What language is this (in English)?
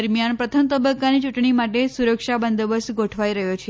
Gujarati